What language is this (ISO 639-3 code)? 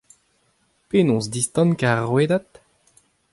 bre